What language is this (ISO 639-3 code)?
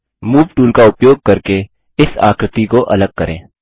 hin